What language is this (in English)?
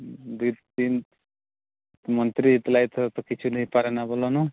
Odia